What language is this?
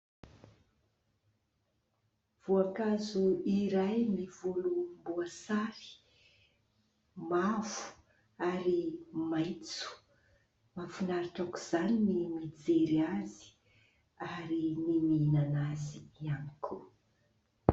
Malagasy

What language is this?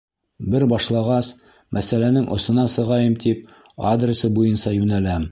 Bashkir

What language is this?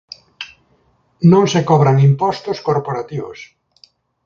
Galician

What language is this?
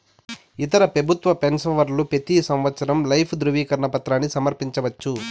Telugu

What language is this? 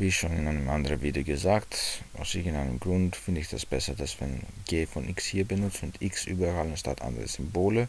German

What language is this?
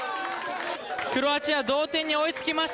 Japanese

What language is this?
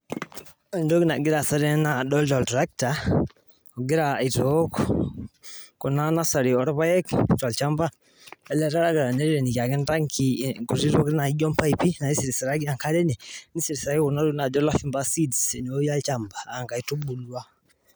Masai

